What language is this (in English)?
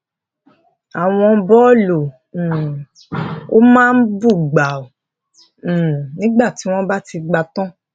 Yoruba